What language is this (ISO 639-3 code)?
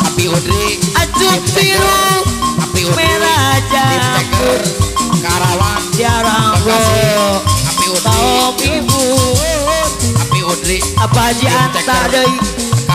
ind